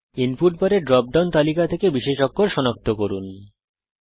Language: Bangla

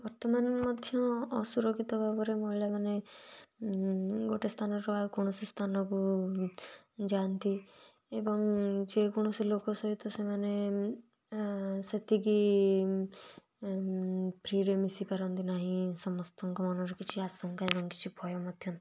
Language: Odia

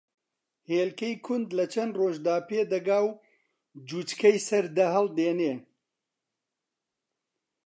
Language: Central Kurdish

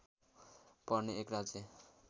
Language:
Nepali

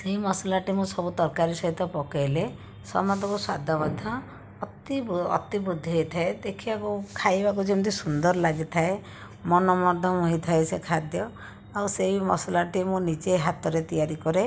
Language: Odia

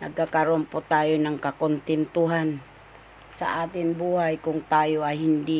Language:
Filipino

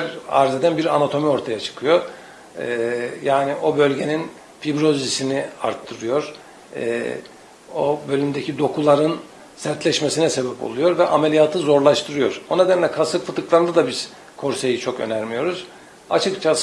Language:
Turkish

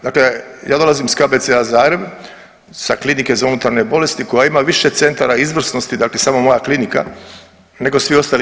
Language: Croatian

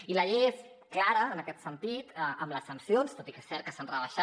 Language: Catalan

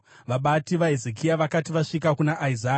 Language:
Shona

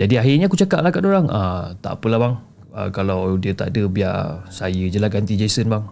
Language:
Malay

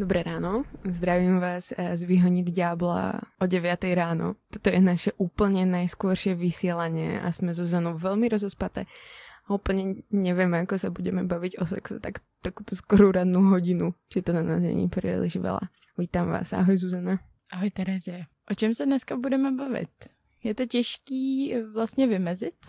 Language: Czech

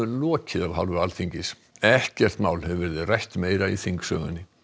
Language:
Icelandic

